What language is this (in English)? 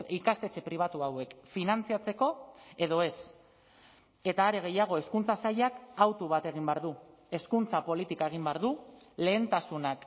Basque